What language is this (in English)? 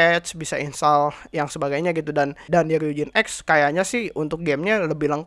Indonesian